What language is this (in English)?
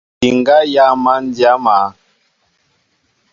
Mbo (Cameroon)